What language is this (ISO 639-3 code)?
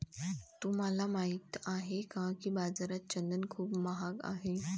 mar